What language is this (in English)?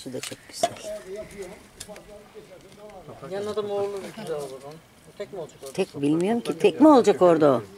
Turkish